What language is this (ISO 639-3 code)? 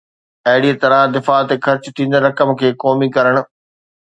snd